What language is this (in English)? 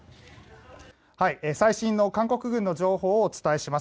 Japanese